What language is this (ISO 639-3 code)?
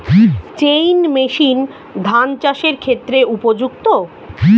ben